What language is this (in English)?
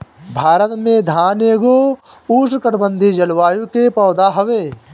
Bhojpuri